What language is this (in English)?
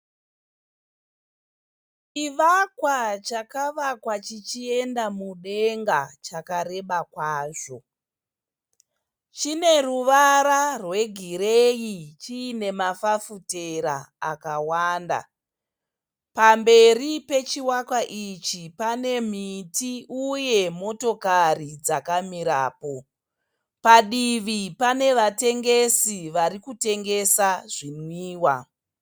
Shona